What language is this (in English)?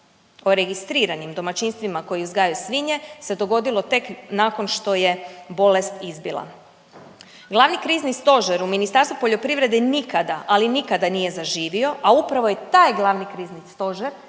Croatian